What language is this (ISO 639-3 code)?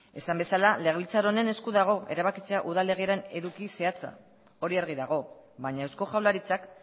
eus